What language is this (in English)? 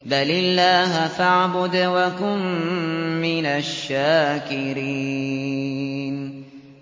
Arabic